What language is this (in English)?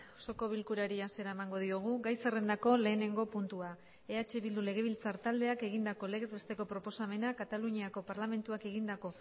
Basque